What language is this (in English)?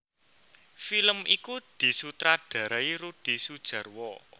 Javanese